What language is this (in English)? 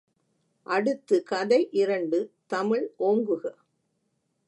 Tamil